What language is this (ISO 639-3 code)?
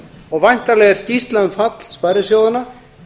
isl